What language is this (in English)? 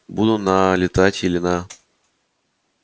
Russian